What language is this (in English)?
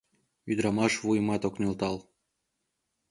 Mari